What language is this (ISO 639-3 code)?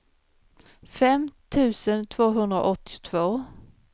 swe